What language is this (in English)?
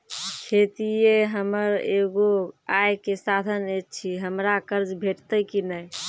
Maithili